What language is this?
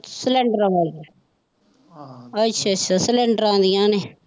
Punjabi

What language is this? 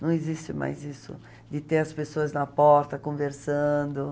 Portuguese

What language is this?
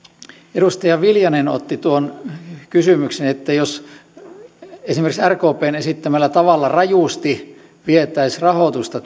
Finnish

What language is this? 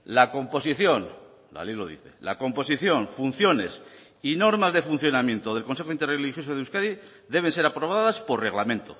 Spanish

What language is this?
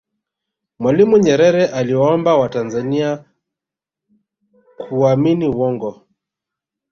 Swahili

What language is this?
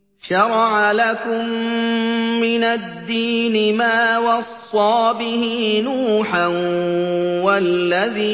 Arabic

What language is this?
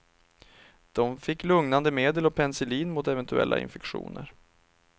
Swedish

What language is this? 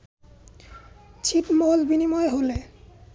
Bangla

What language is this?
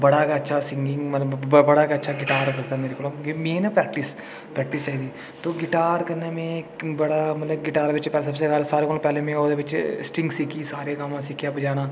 Dogri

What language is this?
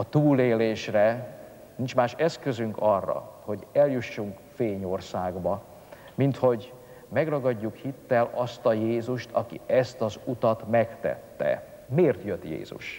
Hungarian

